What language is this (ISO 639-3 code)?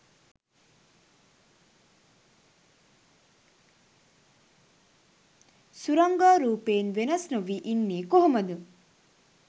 sin